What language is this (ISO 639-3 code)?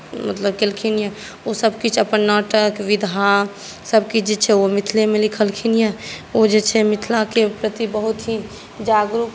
mai